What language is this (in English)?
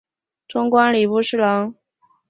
Chinese